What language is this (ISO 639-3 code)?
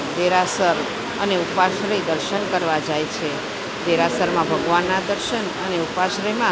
guj